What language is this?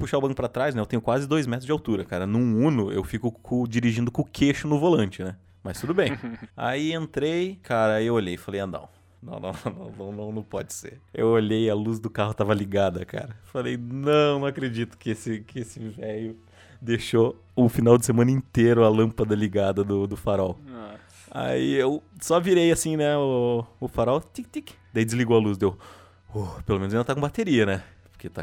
Portuguese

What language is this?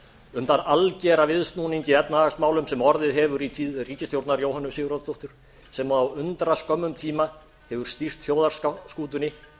Icelandic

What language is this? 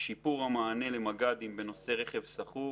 Hebrew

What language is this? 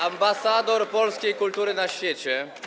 Polish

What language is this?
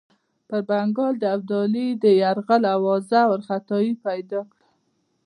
Pashto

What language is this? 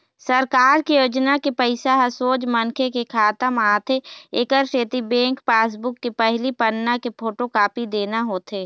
Chhattisgarhi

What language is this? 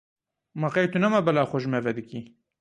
Kurdish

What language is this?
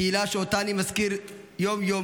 Hebrew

